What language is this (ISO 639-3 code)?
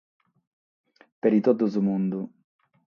srd